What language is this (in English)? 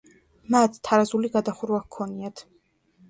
Georgian